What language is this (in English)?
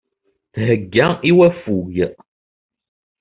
Kabyle